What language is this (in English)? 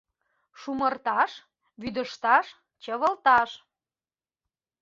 Mari